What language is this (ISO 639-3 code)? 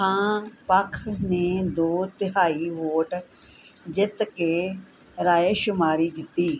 pan